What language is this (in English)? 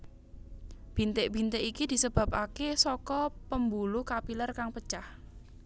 Javanese